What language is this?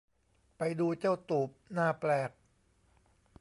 Thai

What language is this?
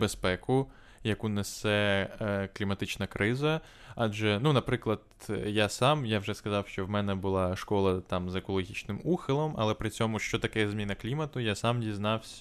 Ukrainian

